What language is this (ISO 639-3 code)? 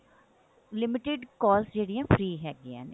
pan